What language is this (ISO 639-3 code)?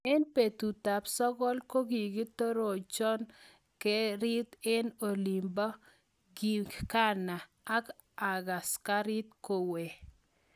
kln